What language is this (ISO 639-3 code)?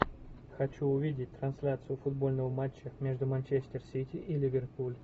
rus